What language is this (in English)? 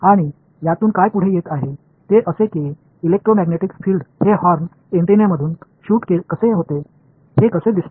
Marathi